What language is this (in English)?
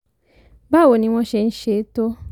Yoruba